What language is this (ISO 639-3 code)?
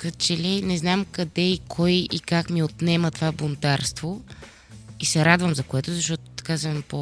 bul